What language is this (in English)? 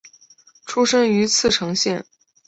Chinese